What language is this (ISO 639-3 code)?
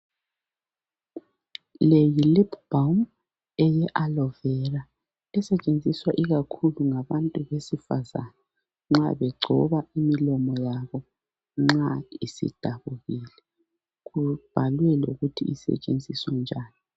nde